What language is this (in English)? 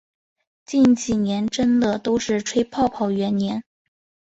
Chinese